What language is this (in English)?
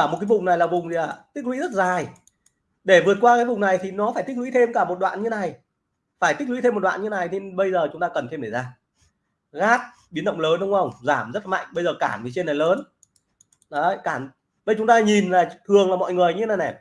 Vietnamese